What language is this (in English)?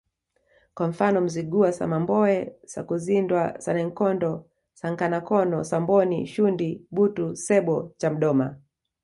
Swahili